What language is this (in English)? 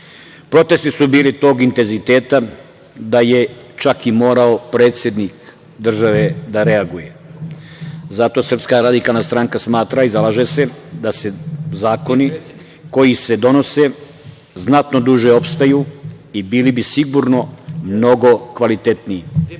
Serbian